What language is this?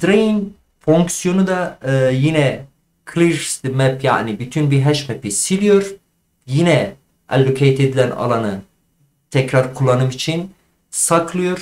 Turkish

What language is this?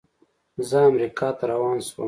Pashto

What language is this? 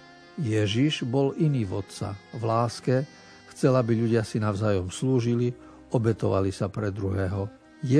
Slovak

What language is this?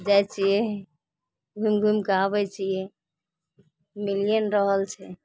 Maithili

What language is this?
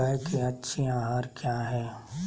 Magahi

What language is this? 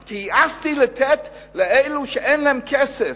Hebrew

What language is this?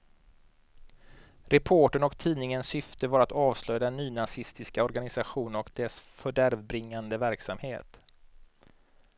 Swedish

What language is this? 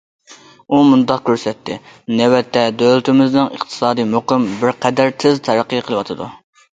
Uyghur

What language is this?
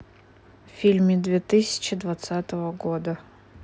Russian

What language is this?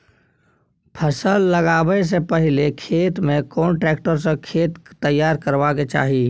Maithili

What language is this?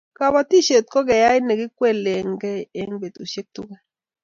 Kalenjin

